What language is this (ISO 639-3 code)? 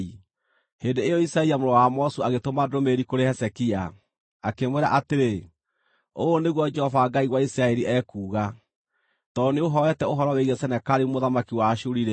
kik